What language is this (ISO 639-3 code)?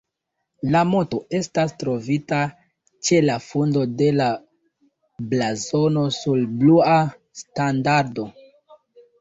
epo